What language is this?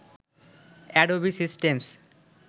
Bangla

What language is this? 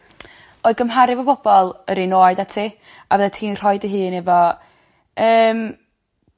Welsh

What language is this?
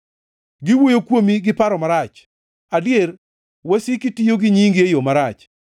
Luo (Kenya and Tanzania)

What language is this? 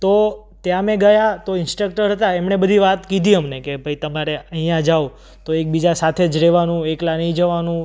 Gujarati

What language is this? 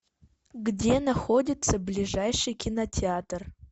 Russian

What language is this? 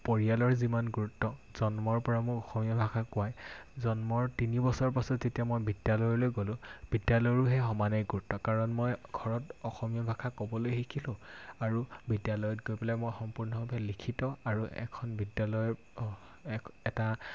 Assamese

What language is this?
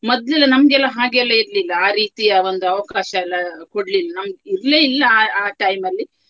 Kannada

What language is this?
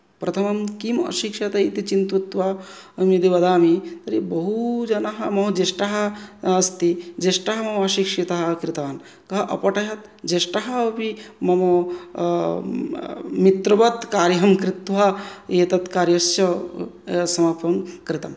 Sanskrit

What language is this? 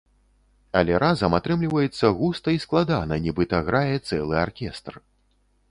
Belarusian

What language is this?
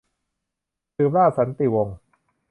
Thai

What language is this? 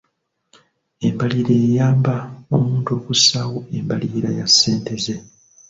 Ganda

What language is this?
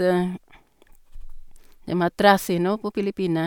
Norwegian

